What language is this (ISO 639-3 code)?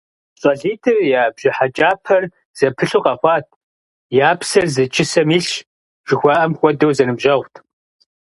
kbd